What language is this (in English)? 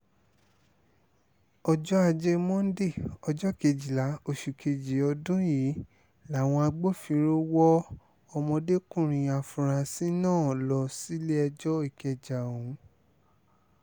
Yoruba